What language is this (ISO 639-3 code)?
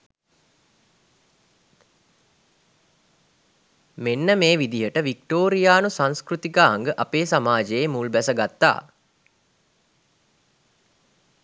sin